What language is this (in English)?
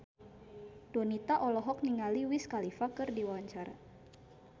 Sundanese